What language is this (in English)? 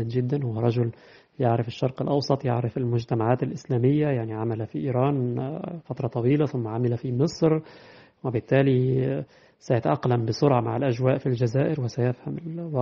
Arabic